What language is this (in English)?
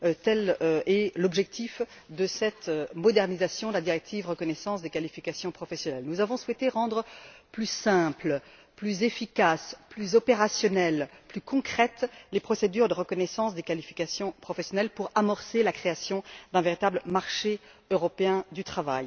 French